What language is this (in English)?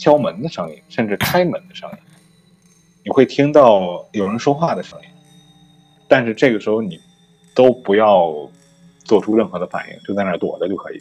Chinese